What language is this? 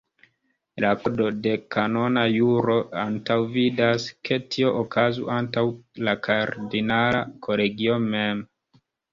Esperanto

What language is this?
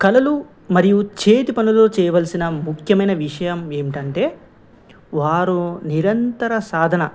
Telugu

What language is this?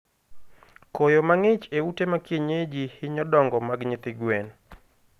Luo (Kenya and Tanzania)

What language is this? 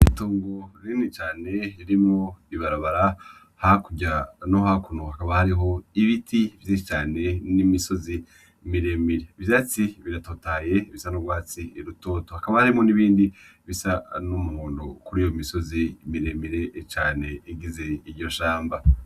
Rundi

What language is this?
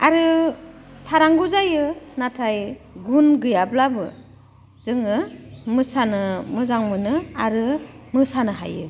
Bodo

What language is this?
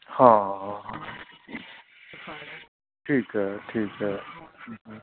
Punjabi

